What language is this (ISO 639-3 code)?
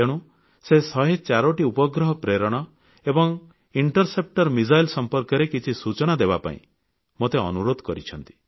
ori